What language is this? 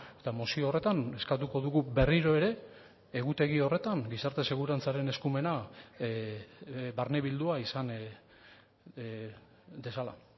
Basque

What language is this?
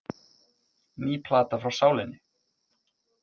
Icelandic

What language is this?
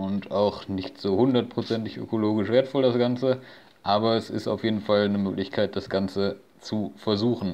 German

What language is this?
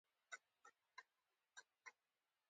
Pashto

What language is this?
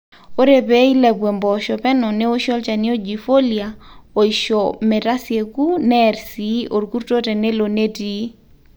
Masai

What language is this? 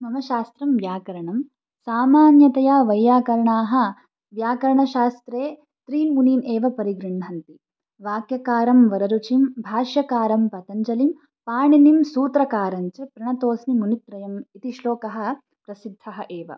Sanskrit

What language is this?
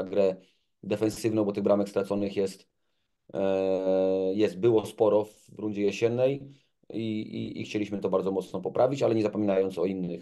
Polish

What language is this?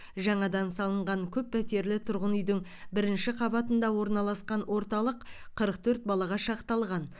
Kazakh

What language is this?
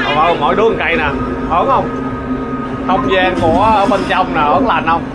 Vietnamese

